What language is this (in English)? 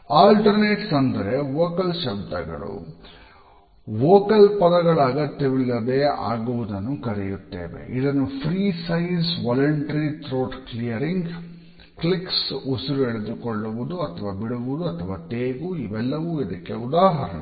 Kannada